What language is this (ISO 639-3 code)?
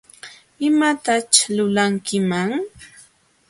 qxw